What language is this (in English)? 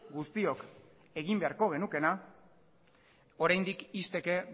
Basque